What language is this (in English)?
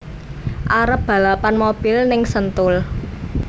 Javanese